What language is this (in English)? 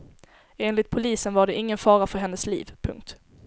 Swedish